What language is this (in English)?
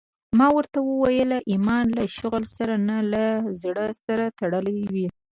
Pashto